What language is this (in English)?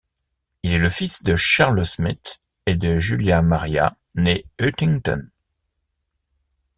French